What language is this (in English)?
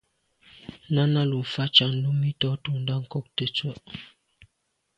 Medumba